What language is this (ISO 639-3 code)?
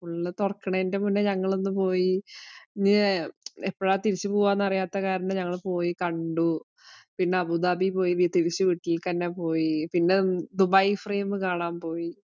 mal